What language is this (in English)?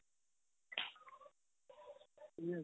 Punjabi